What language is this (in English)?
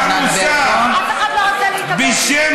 Hebrew